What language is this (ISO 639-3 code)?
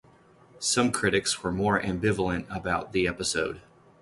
eng